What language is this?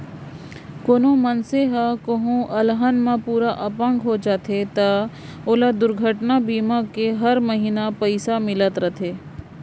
Chhattisgarhi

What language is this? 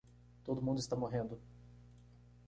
Portuguese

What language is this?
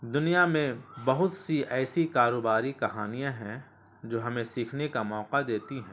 Urdu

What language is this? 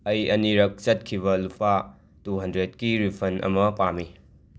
Manipuri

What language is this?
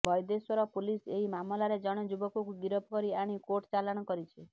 Odia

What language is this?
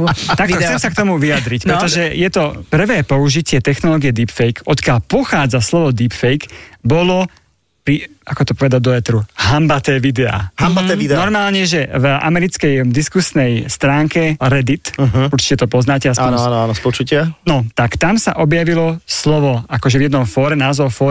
Slovak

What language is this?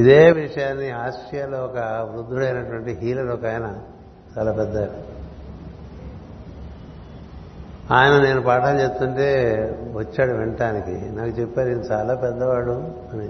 Telugu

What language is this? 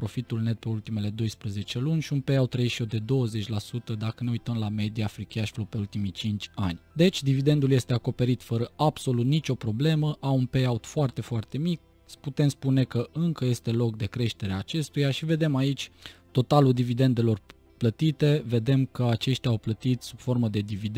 Romanian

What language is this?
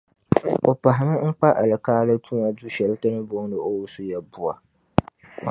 Dagbani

